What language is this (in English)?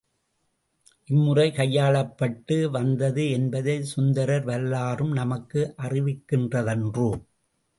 Tamil